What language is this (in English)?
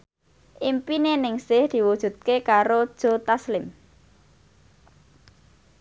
Javanese